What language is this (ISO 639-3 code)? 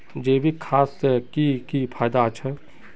mag